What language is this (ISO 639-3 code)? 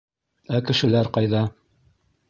bak